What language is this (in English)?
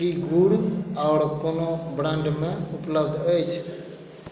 Maithili